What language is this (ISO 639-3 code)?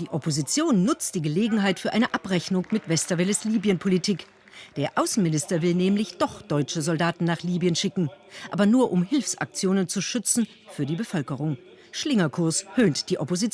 deu